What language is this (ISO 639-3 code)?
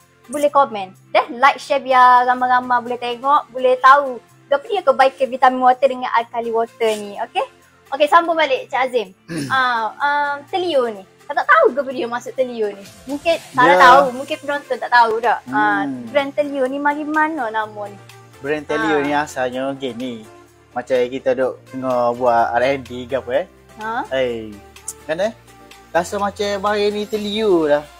msa